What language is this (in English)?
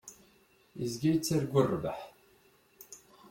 Kabyle